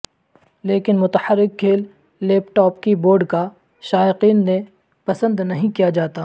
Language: Urdu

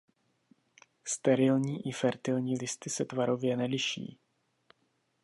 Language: Czech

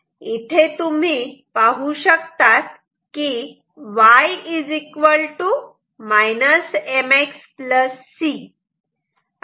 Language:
Marathi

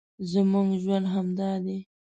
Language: Pashto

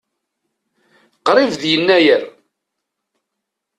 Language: Kabyle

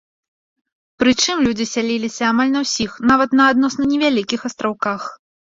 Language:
Belarusian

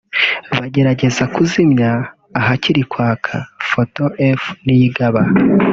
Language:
Kinyarwanda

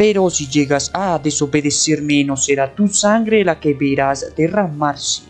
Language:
Spanish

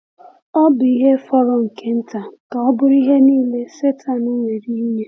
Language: Igbo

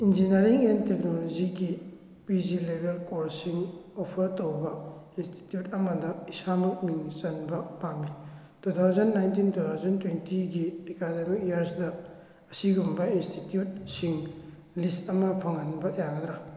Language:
Manipuri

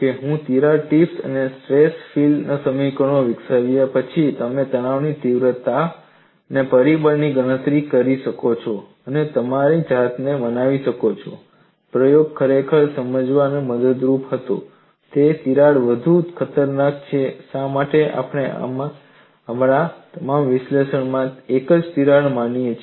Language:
Gujarati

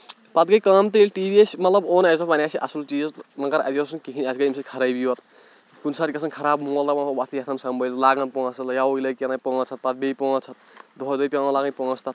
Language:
Kashmiri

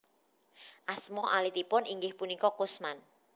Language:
Javanese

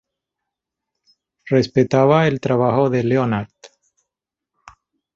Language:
Spanish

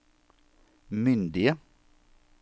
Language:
Norwegian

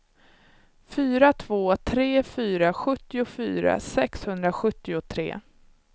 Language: Swedish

